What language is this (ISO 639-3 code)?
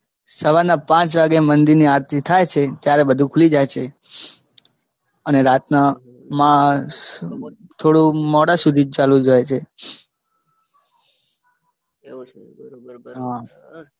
guj